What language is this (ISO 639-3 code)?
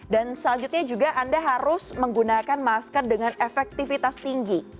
ind